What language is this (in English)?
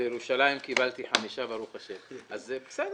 Hebrew